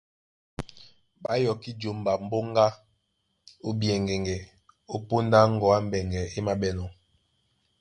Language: Duala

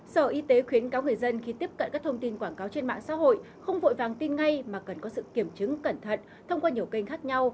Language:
Vietnamese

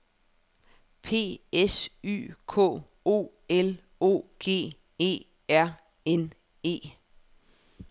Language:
Danish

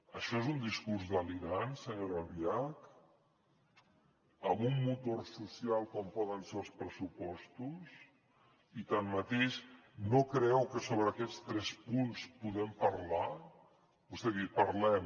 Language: Catalan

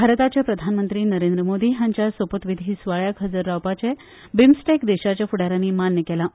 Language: Konkani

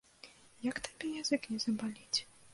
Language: Belarusian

